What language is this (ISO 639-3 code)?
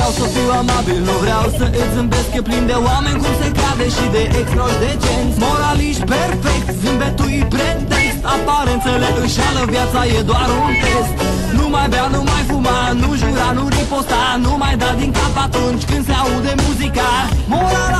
ron